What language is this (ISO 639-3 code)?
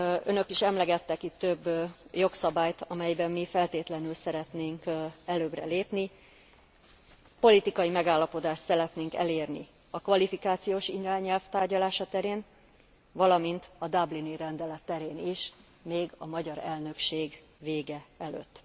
hun